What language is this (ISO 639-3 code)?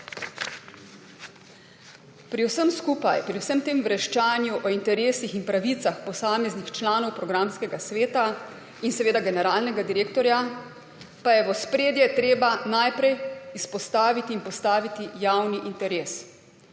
slv